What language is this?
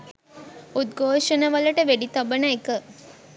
Sinhala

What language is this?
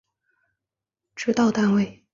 Chinese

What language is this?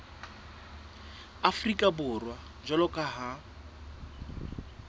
Southern Sotho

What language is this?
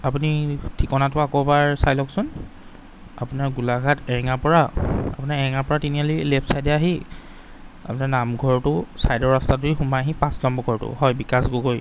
Assamese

